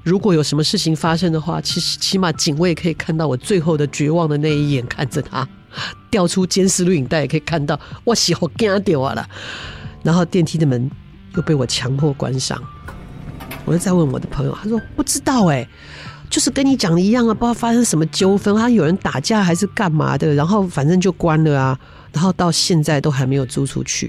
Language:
Chinese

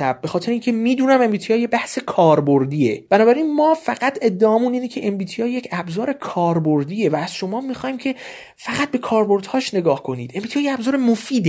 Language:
Persian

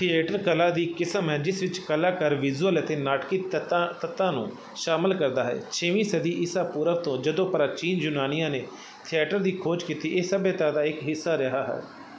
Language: Punjabi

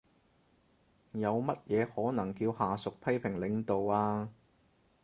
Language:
Cantonese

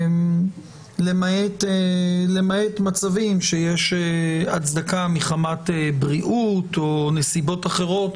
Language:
Hebrew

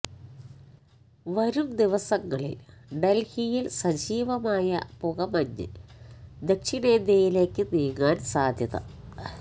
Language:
Malayalam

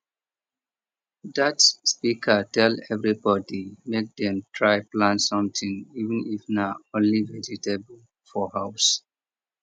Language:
Nigerian Pidgin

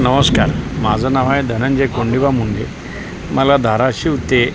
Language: Marathi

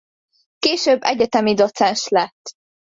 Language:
Hungarian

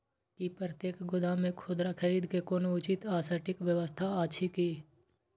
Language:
Maithili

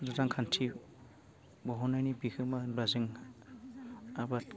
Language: Bodo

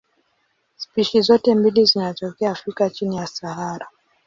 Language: Swahili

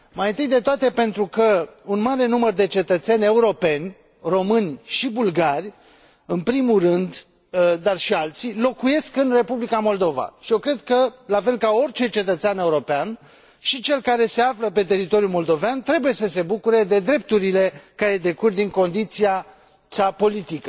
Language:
Romanian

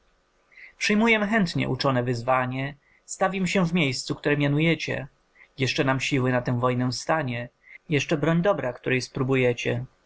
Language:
Polish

